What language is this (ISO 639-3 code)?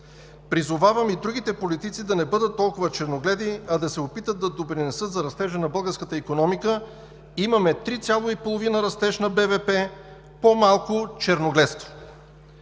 bul